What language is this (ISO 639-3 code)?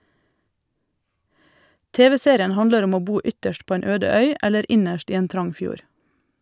nor